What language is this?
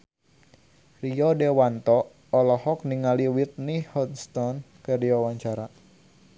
Sundanese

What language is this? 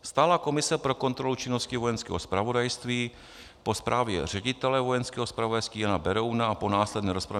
Czech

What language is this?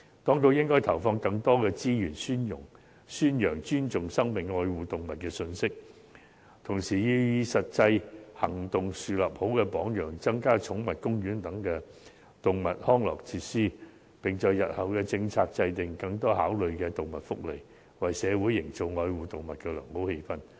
Cantonese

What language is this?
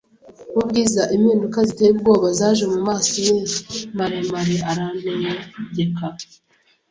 Kinyarwanda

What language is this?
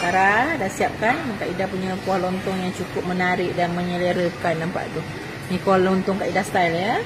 Malay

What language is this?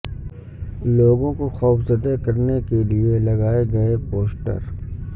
Urdu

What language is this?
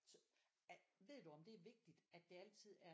Danish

